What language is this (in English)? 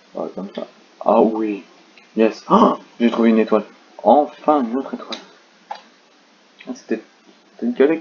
French